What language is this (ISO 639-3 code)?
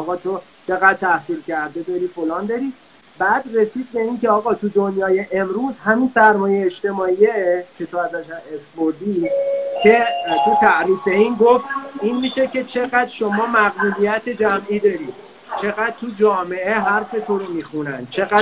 fas